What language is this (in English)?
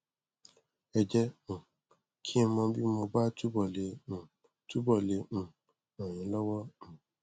Yoruba